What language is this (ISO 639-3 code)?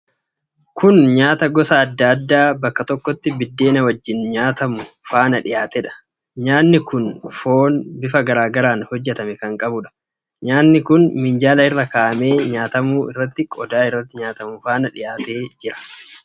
orm